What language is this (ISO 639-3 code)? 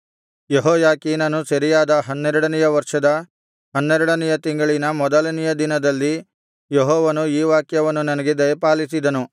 kan